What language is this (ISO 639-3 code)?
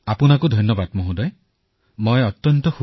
asm